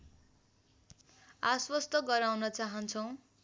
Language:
Nepali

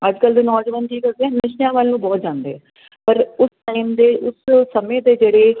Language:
Punjabi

